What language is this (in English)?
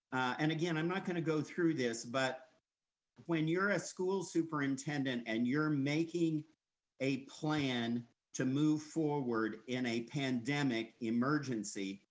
English